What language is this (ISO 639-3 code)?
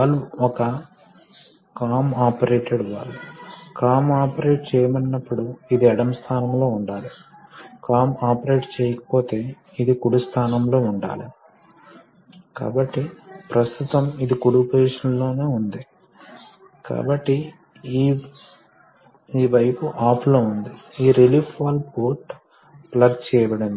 tel